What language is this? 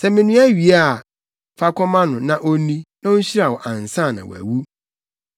Akan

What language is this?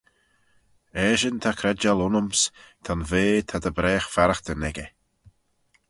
Manx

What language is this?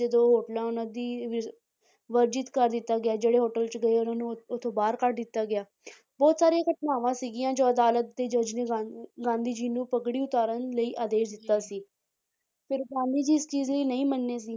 Punjabi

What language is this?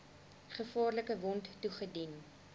Afrikaans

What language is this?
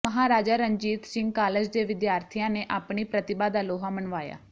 Punjabi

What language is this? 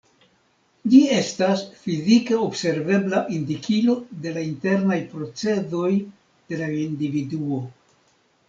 Esperanto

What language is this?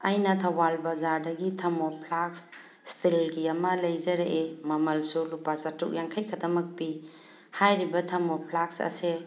Manipuri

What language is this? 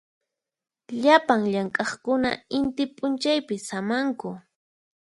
Puno Quechua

